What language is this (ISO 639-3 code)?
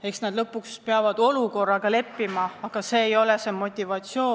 est